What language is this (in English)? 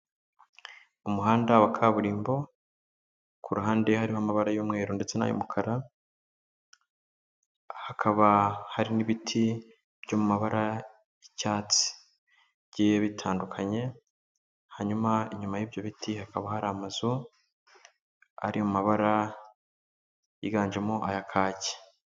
Kinyarwanda